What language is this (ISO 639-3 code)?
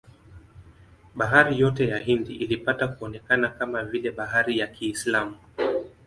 swa